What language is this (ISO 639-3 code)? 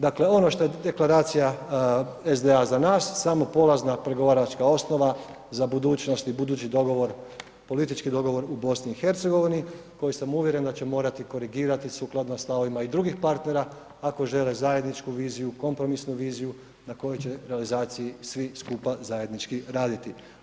hrv